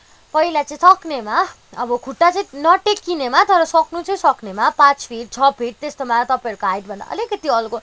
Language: Nepali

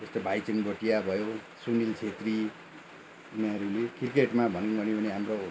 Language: Nepali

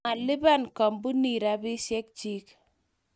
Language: Kalenjin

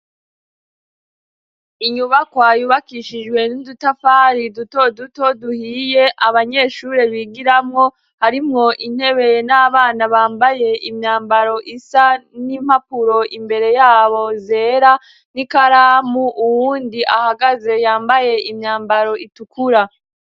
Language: Rundi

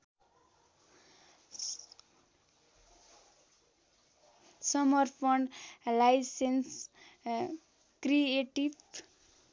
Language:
Nepali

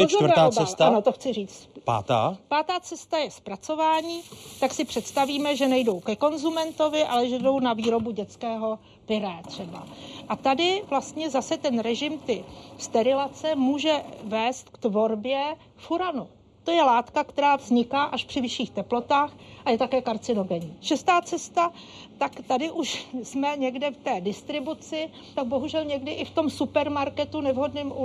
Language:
Czech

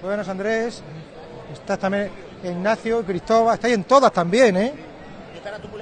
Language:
Spanish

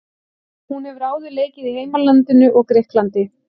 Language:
Icelandic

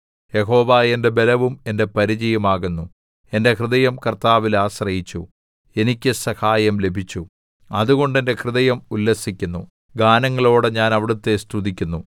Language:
Malayalam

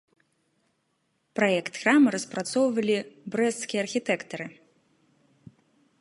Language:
Belarusian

